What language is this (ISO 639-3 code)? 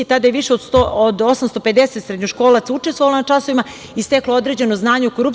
srp